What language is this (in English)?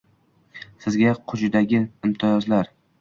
Uzbek